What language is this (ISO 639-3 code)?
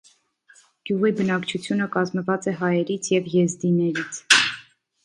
hye